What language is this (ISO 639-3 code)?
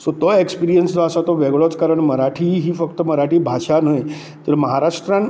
kok